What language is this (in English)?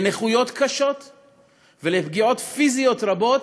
Hebrew